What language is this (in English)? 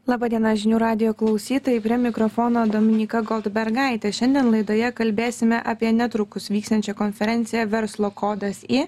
Lithuanian